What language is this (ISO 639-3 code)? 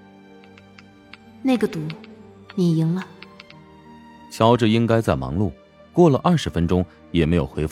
zho